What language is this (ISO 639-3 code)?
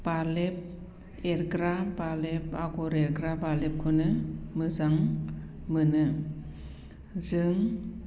brx